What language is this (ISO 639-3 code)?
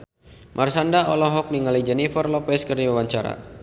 sun